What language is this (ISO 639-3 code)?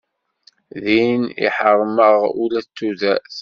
kab